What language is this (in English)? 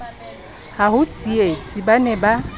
Southern Sotho